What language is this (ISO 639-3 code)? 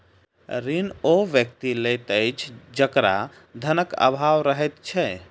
mai